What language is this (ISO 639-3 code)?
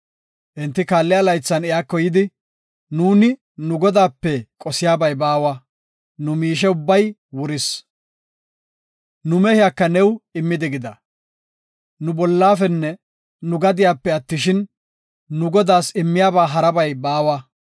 gof